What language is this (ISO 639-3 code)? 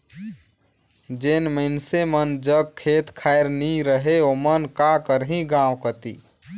hne